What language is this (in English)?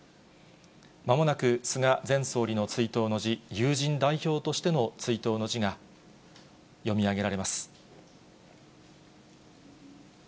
Japanese